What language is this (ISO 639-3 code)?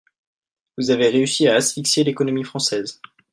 fra